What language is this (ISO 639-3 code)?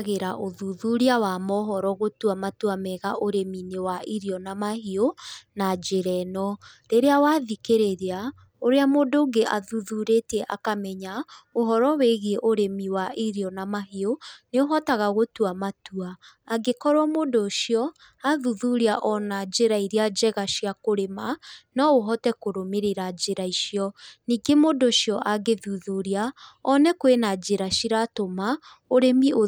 kik